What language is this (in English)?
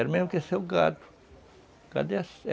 Portuguese